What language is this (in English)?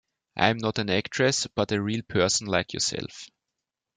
English